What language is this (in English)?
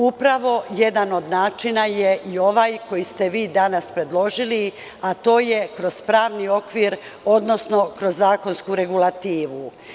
Serbian